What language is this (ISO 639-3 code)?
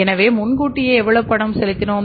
tam